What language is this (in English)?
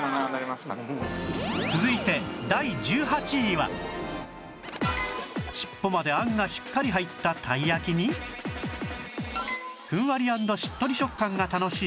Japanese